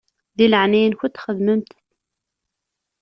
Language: Kabyle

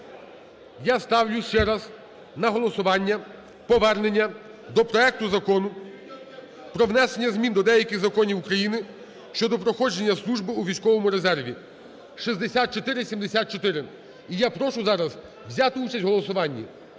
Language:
Ukrainian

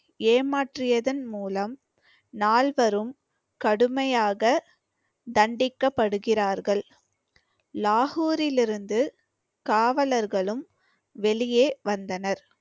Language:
Tamil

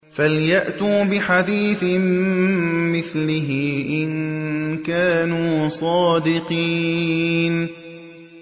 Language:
Arabic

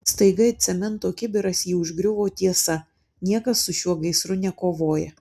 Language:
Lithuanian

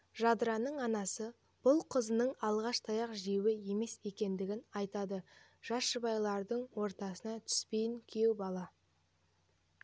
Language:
Kazakh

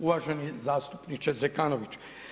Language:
Croatian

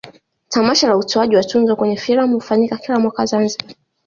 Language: Swahili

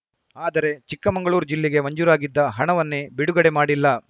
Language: Kannada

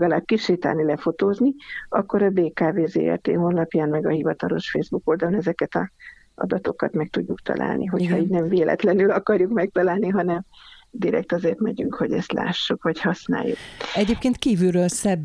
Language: Hungarian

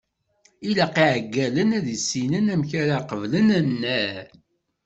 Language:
Kabyle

